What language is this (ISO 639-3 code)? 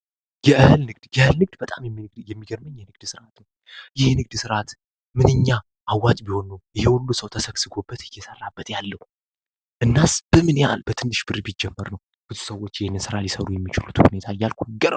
amh